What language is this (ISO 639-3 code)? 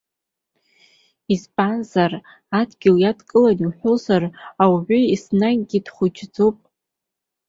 abk